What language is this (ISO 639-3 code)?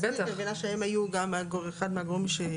heb